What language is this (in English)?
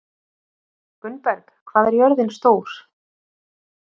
Icelandic